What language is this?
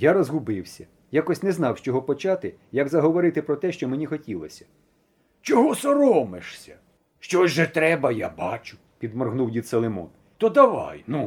Ukrainian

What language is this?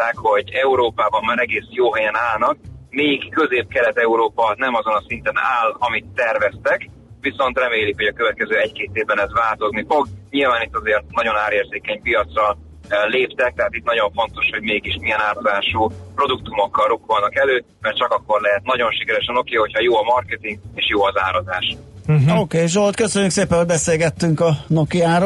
Hungarian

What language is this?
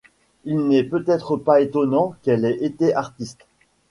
French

